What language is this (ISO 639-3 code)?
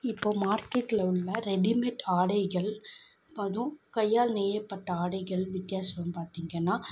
tam